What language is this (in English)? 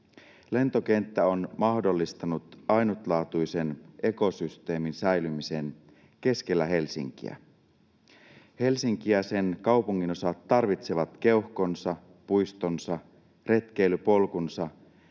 Finnish